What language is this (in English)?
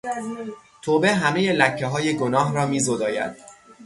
Persian